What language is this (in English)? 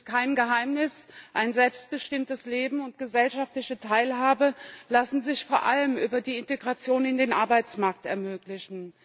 German